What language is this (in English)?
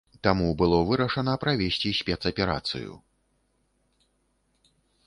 Belarusian